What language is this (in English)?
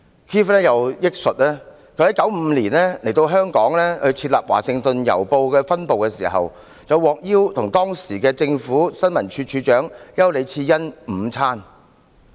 Cantonese